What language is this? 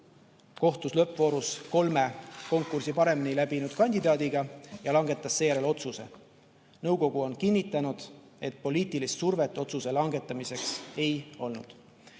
Estonian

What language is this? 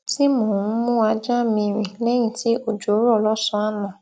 Yoruba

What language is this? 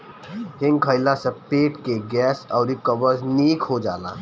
Bhojpuri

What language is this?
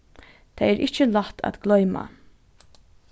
Faroese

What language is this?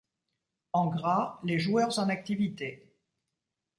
French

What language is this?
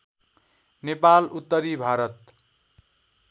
Nepali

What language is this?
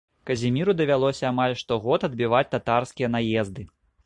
Belarusian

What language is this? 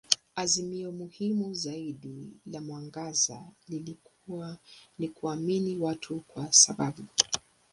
Swahili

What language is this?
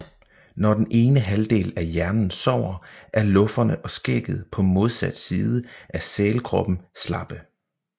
Danish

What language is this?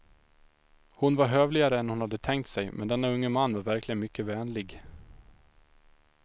Swedish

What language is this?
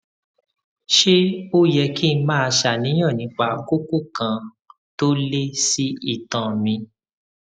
Yoruba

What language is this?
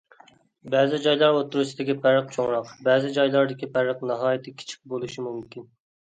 Uyghur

